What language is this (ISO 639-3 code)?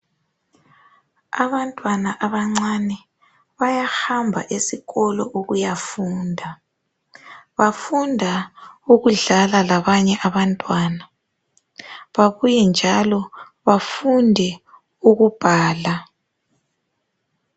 nde